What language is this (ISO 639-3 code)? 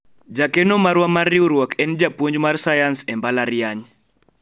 luo